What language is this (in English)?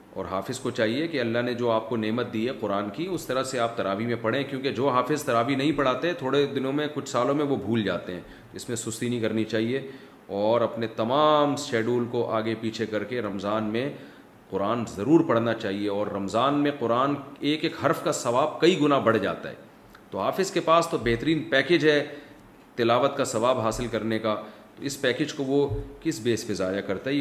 Urdu